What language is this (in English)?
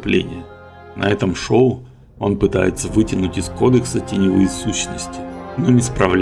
Russian